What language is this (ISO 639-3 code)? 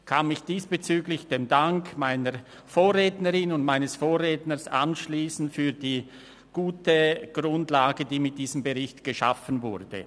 gsw